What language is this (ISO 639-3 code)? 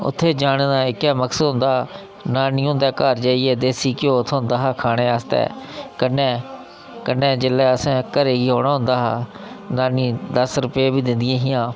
doi